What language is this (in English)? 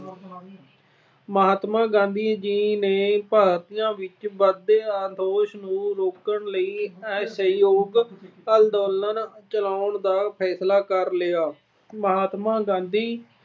Punjabi